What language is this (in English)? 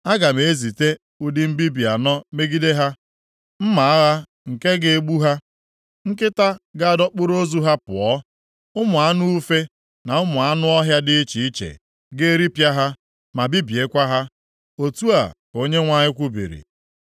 Igbo